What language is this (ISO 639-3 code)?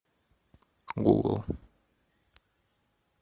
rus